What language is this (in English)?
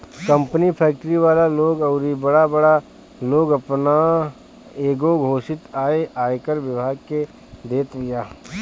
Bhojpuri